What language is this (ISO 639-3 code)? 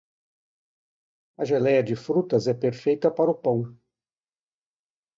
por